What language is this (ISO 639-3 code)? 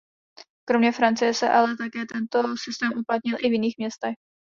ces